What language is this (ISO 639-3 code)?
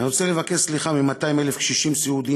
heb